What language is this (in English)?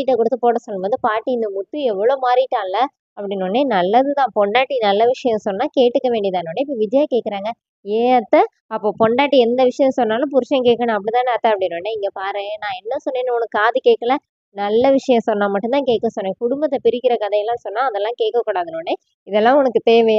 Tamil